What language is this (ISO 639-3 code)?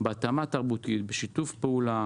heb